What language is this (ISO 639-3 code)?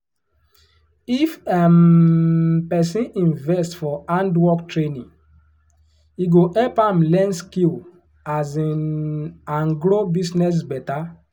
pcm